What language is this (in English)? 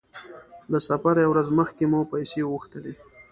Pashto